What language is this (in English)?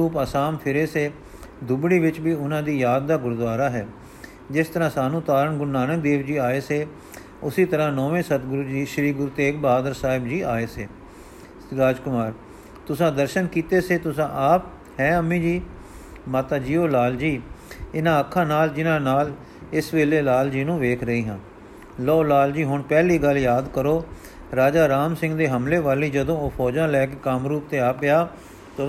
Punjabi